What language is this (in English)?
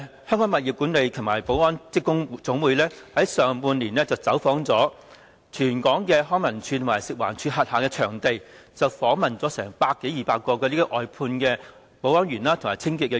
Cantonese